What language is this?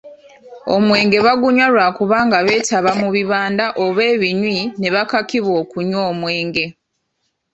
Ganda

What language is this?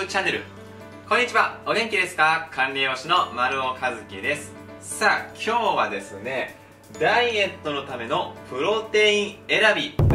Japanese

